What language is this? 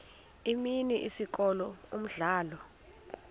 Xhosa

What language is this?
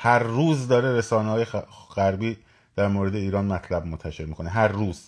Persian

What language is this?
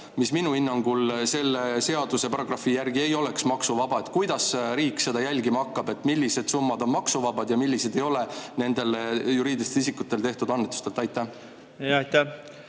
Estonian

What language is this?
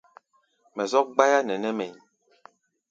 Gbaya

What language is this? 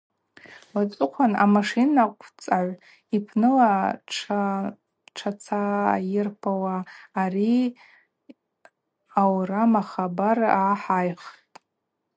Abaza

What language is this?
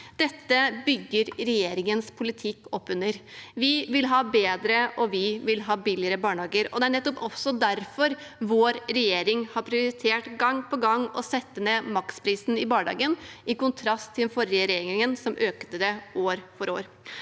Norwegian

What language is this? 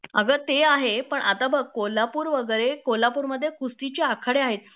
Marathi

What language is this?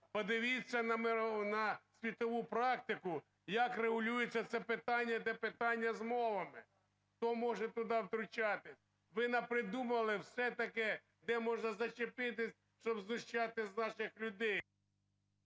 Ukrainian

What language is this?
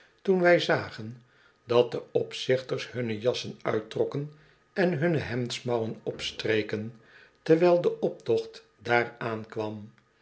Dutch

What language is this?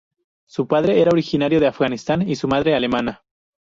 Spanish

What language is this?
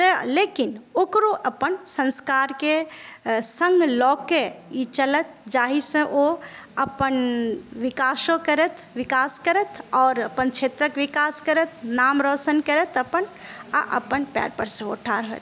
Maithili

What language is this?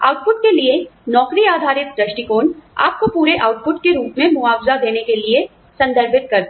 Hindi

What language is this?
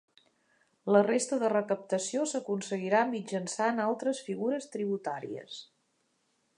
Catalan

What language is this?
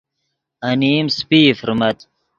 Yidgha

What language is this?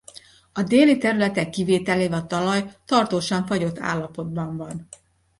Hungarian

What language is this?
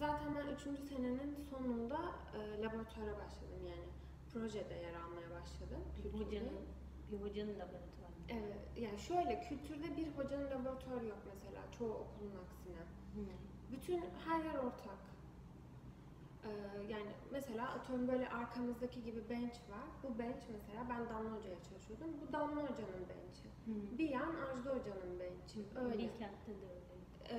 Turkish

